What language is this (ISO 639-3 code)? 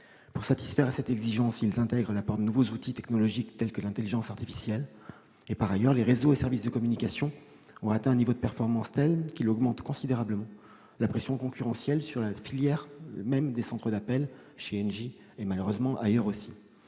fra